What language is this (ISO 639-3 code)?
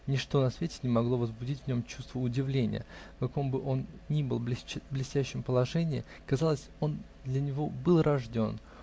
rus